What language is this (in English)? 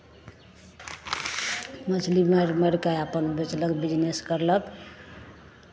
Maithili